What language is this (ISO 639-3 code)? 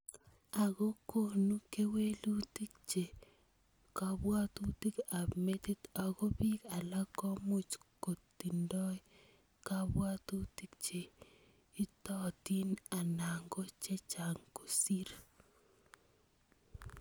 kln